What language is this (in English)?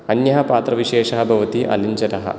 Sanskrit